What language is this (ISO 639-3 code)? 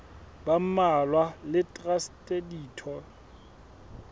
sot